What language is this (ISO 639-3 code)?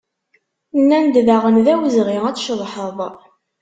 kab